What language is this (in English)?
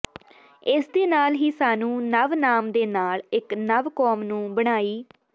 Punjabi